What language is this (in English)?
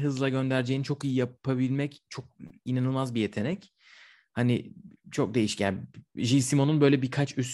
Turkish